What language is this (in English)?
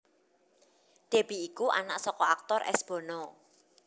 Javanese